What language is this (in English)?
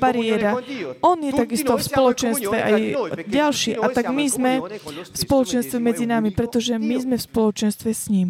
Slovak